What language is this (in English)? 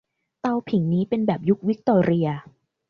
Thai